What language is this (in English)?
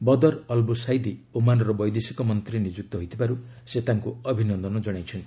Odia